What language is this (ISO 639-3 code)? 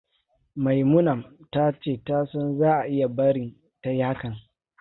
hau